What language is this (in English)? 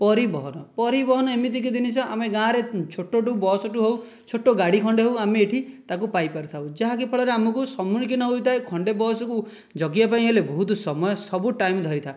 Odia